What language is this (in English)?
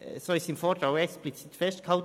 Swiss German